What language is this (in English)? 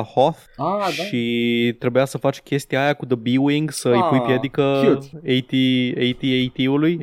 Romanian